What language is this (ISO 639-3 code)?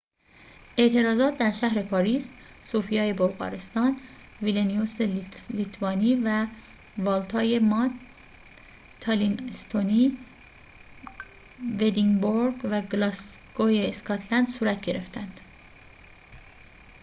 fas